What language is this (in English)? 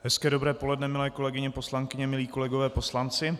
Czech